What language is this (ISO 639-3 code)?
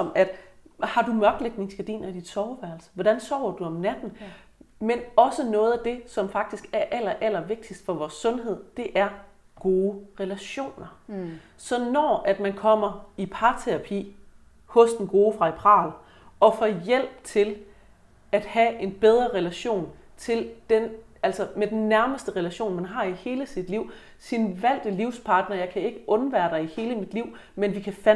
dan